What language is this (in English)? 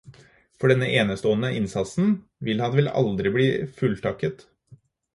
Norwegian Bokmål